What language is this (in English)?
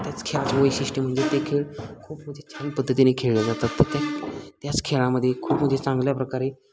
Marathi